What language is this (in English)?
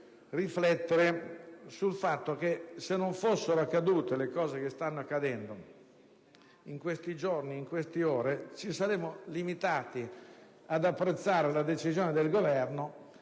Italian